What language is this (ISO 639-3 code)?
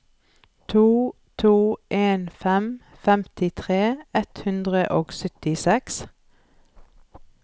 nor